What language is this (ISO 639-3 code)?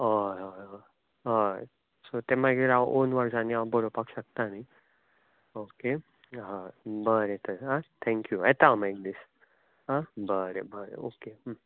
kok